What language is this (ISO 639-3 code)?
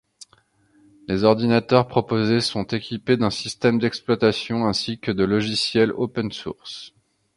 fra